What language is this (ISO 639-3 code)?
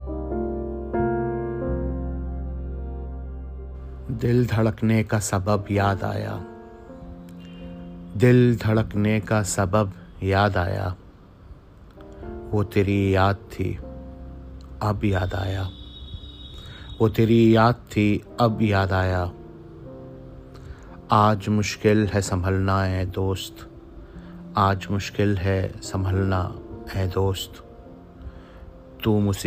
urd